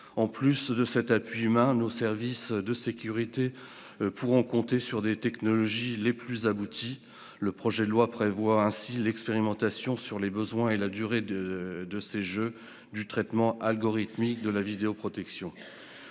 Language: French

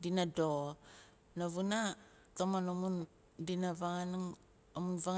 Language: Nalik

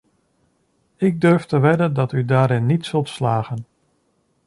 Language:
Dutch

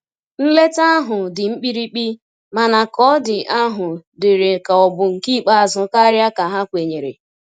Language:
Igbo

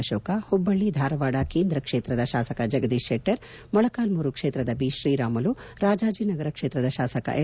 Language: Kannada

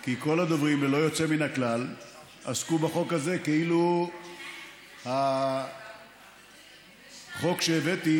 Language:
Hebrew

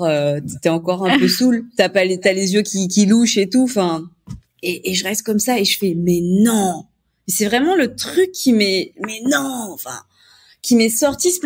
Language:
French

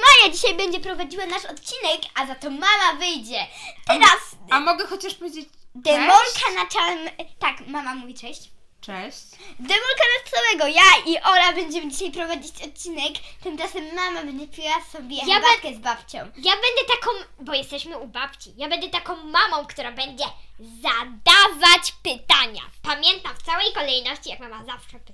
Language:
Polish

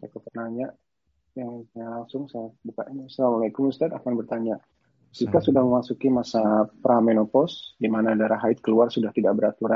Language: Indonesian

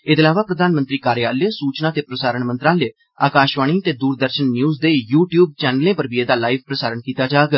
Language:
Dogri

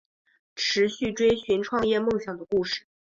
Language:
Chinese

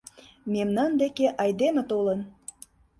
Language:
Mari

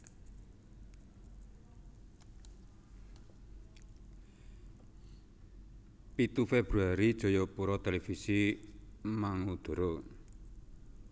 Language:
Javanese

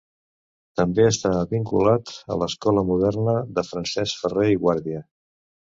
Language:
Catalan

